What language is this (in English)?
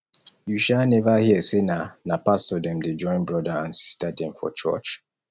Nigerian Pidgin